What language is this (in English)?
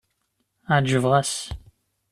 Kabyle